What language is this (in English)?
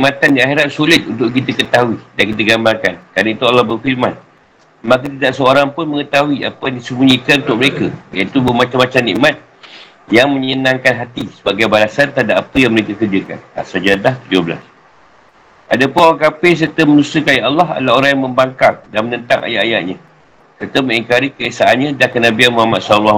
Malay